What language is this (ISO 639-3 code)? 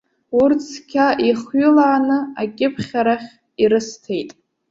abk